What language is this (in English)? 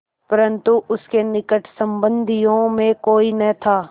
Hindi